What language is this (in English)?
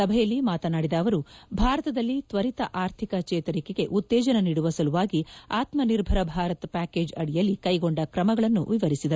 Kannada